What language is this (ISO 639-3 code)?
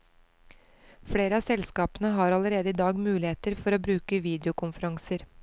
nor